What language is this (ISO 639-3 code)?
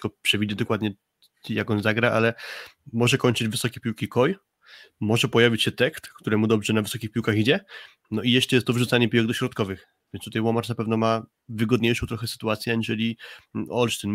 pol